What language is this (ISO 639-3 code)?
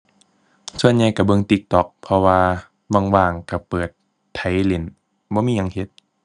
tha